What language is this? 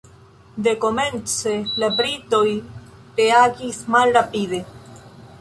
Esperanto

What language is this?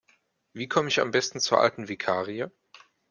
German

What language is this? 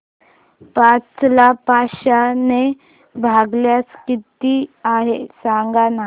Marathi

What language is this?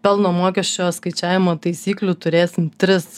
Lithuanian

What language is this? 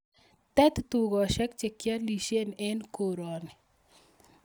Kalenjin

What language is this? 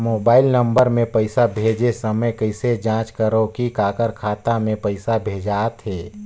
Chhattisgarhi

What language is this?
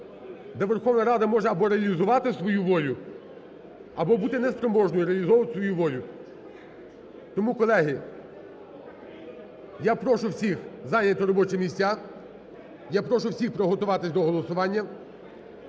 Ukrainian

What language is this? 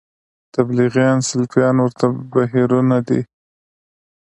Pashto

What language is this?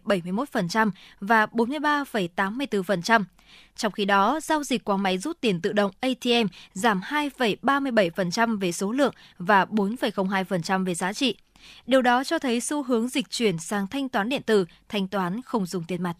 Vietnamese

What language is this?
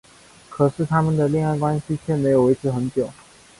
Chinese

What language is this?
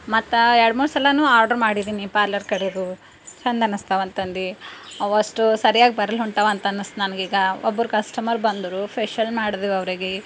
Kannada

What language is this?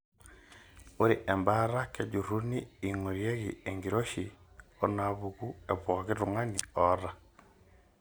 Masai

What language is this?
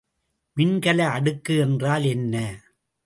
Tamil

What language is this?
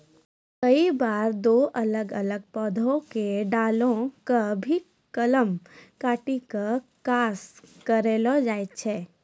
Maithili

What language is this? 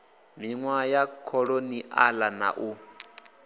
Venda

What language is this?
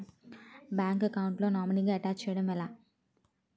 Telugu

